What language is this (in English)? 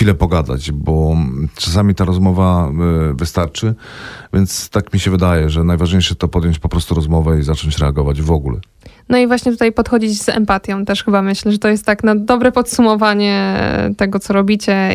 Polish